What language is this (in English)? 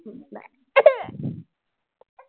Marathi